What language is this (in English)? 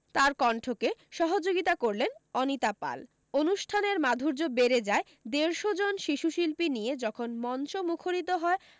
Bangla